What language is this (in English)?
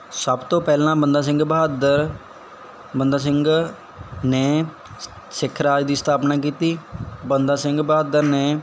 Punjabi